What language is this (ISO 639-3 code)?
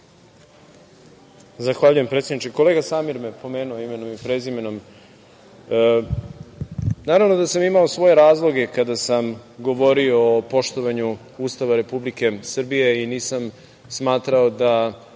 srp